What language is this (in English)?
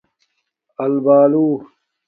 Domaaki